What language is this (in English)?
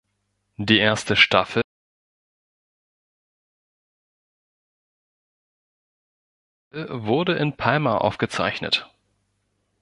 German